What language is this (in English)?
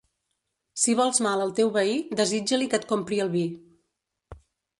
Catalan